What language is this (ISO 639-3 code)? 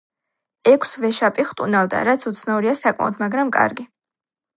kat